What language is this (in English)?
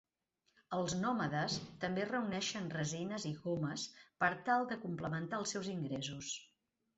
Catalan